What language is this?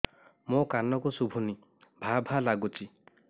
Odia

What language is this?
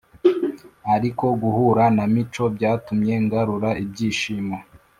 Kinyarwanda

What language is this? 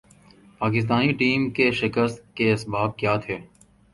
Urdu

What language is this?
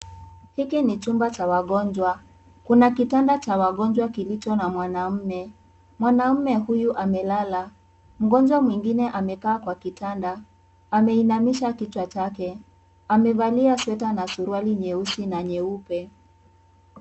Swahili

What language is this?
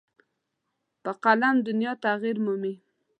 Pashto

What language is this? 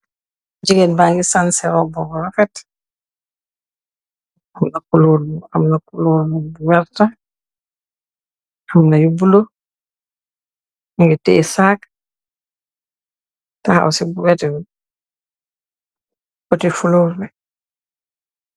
Wolof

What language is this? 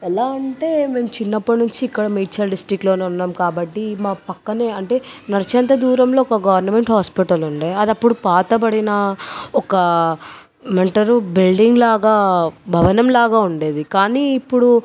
Telugu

